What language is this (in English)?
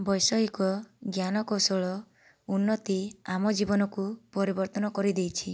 Odia